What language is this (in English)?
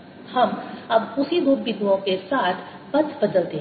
Hindi